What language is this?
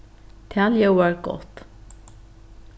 Faroese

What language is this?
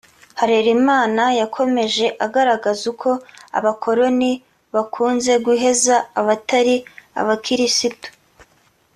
Kinyarwanda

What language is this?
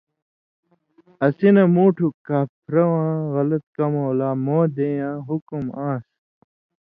Indus Kohistani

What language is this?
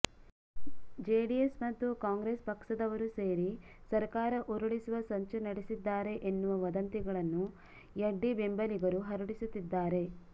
Kannada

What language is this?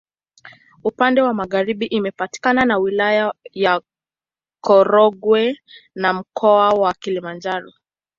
Swahili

